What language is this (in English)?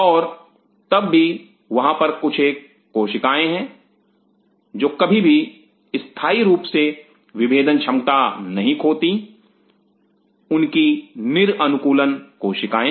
Hindi